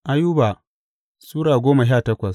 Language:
Hausa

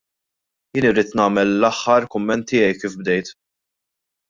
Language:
Maltese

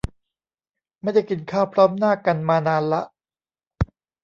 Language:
Thai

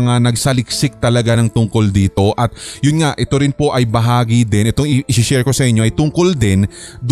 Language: Filipino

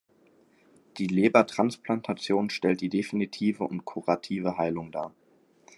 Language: German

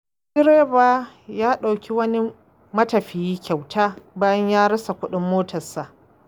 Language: Hausa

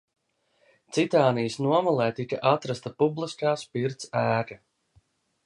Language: Latvian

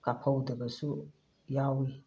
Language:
Manipuri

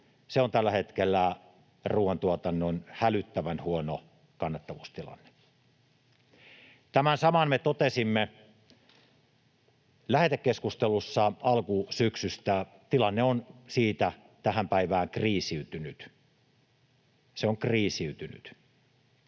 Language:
Finnish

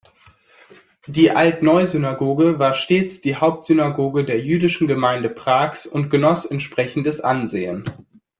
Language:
German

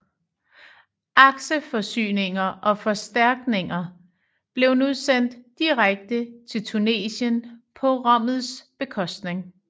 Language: Danish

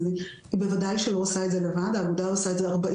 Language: Hebrew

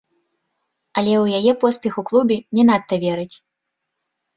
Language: Belarusian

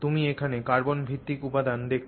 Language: Bangla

